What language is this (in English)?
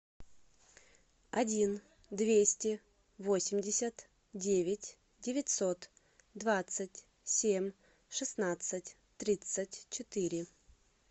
Russian